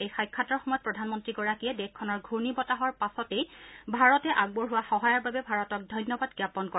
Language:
Assamese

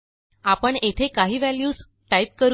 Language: Marathi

